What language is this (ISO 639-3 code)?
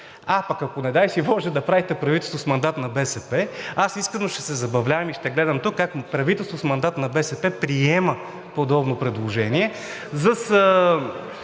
bul